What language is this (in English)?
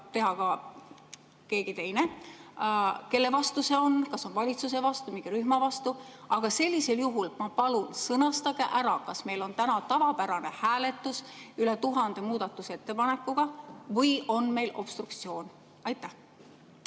Estonian